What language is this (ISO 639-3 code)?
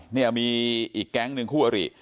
tha